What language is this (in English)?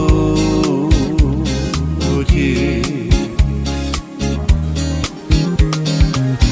Polish